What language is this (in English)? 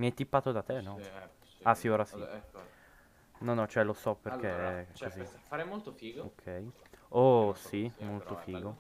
Italian